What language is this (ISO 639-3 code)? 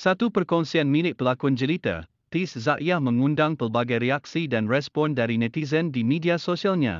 msa